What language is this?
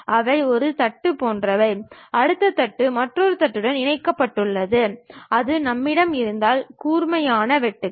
Tamil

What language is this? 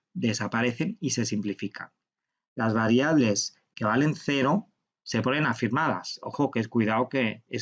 Spanish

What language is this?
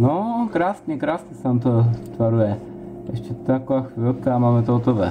Czech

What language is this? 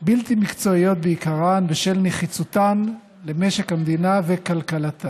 Hebrew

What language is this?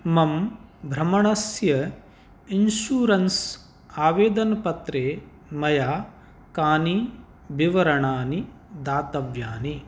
Sanskrit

